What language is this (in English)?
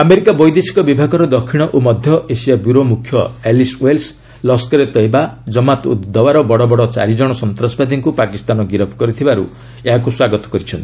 Odia